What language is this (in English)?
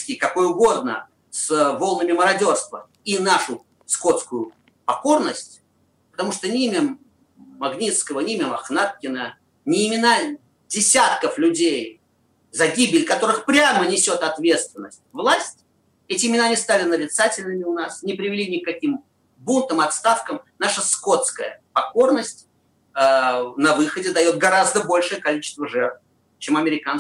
Russian